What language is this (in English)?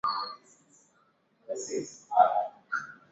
Swahili